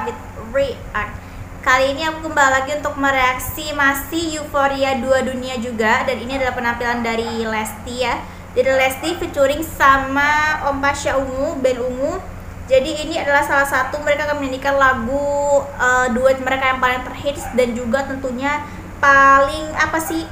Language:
Indonesian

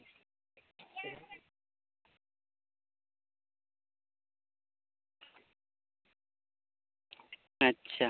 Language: Santali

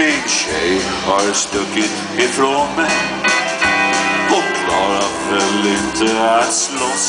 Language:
Swedish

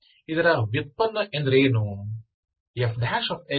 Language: Kannada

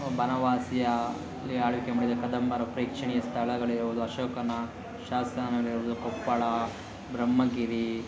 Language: Kannada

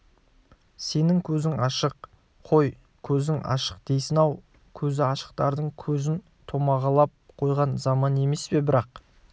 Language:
Kazakh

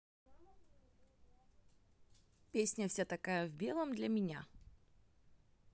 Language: Russian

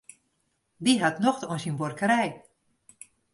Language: Western Frisian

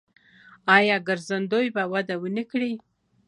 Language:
Pashto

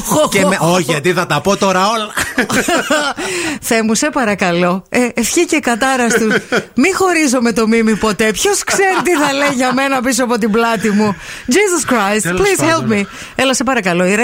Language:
Greek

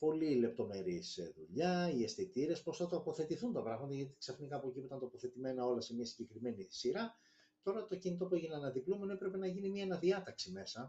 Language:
Greek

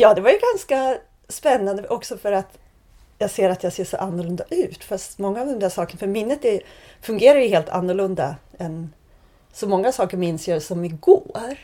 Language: Swedish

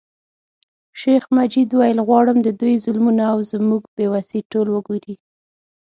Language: Pashto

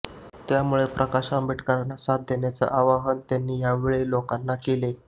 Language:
Marathi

